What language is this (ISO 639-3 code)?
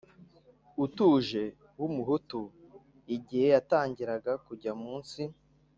kin